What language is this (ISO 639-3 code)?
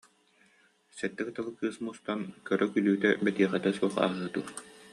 sah